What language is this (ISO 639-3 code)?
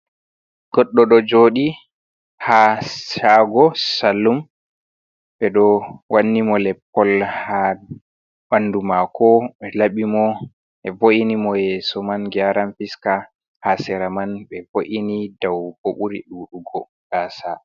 ful